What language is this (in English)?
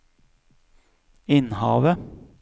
Norwegian